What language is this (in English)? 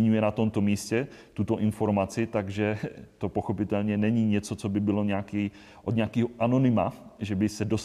Czech